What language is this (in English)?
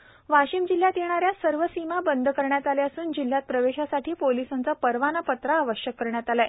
Marathi